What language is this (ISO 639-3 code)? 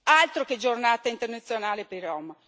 ita